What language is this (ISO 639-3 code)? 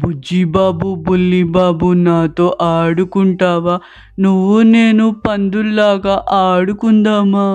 tel